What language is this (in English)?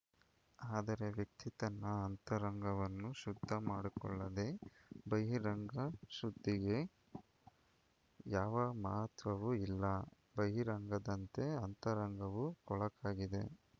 Kannada